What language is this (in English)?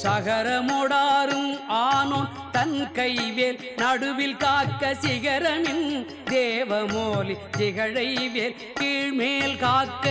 Tamil